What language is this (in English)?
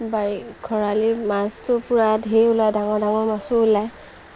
Assamese